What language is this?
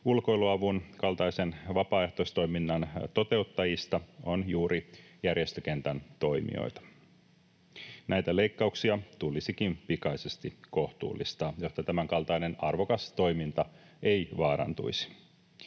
Finnish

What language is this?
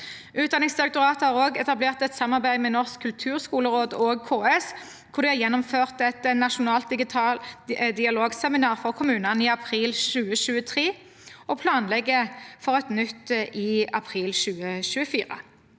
Norwegian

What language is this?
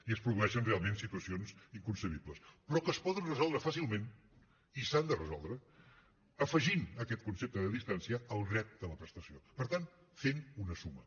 Catalan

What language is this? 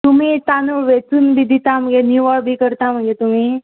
Konkani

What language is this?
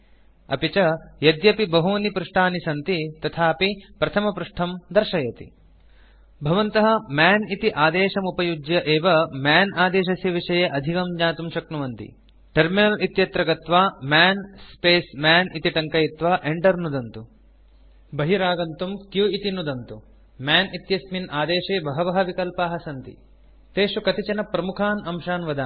Sanskrit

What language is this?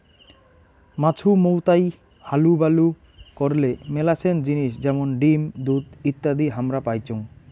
Bangla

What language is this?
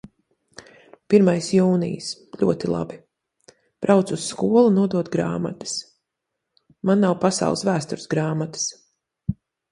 Latvian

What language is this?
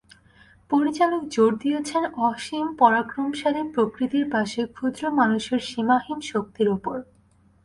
Bangla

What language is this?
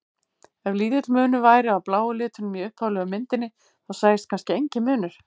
Icelandic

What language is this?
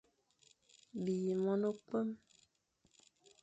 Fang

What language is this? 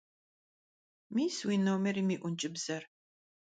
Kabardian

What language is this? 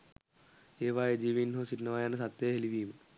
Sinhala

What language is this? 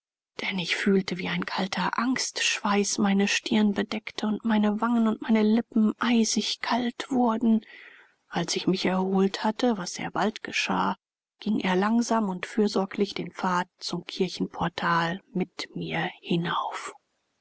German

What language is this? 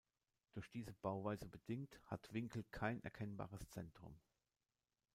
German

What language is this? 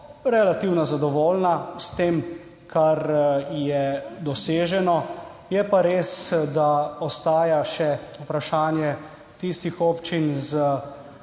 Slovenian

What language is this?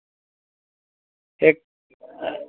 Dogri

